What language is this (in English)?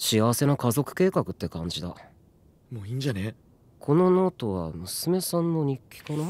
Japanese